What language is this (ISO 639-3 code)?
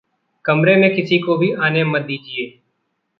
hin